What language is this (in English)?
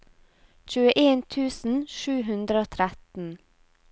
Norwegian